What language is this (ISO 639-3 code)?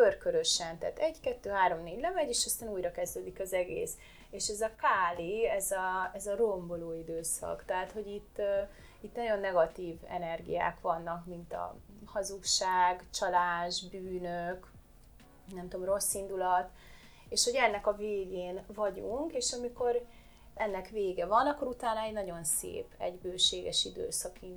hun